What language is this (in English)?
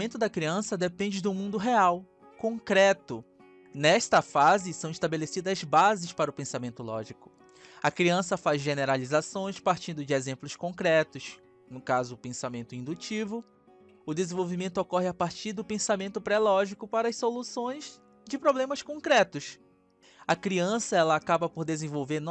Portuguese